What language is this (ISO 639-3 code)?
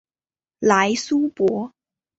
zho